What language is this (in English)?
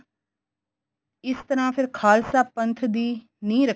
Punjabi